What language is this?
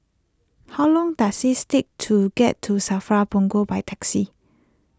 English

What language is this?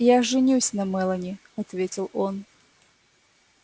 Russian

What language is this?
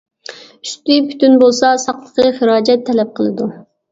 Uyghur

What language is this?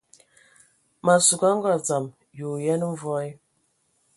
Ewondo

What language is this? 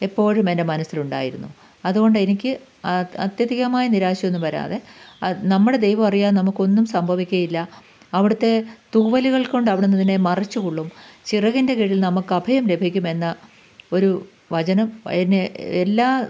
Malayalam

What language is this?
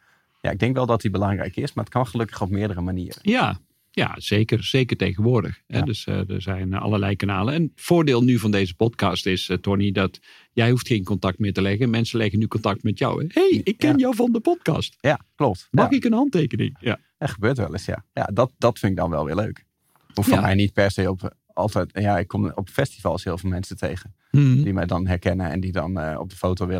Dutch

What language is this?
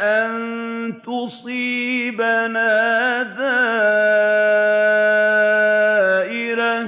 Arabic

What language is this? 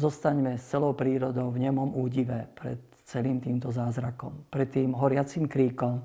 Slovak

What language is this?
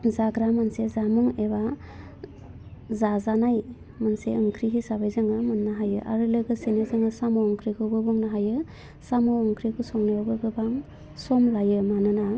Bodo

